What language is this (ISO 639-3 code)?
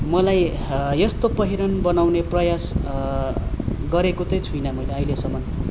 nep